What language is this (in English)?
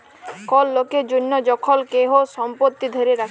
Bangla